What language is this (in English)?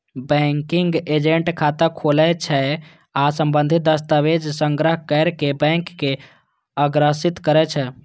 Maithili